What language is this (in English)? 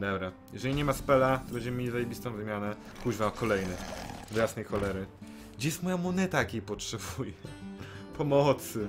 Polish